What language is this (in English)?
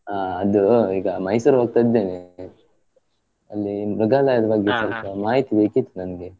Kannada